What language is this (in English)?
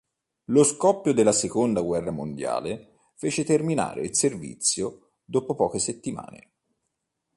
Italian